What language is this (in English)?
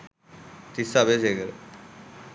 Sinhala